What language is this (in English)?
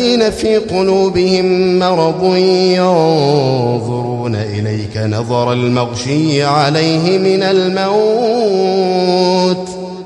Arabic